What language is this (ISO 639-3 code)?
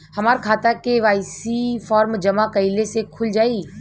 bho